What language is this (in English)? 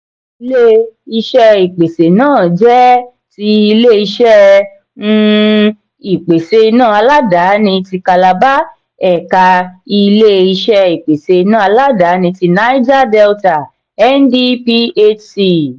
Yoruba